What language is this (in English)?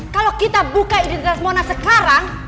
Indonesian